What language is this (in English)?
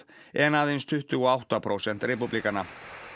Icelandic